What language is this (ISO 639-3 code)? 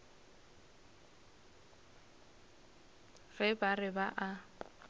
nso